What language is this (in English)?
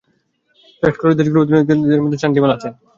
Bangla